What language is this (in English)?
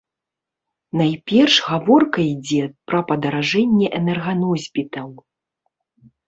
Belarusian